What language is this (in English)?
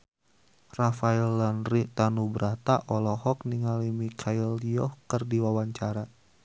Sundanese